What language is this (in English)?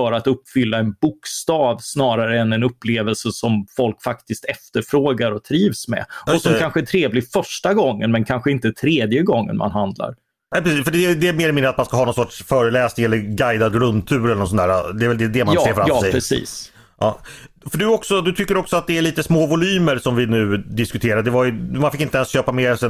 Swedish